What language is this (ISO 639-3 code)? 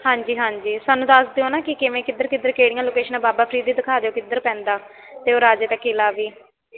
pan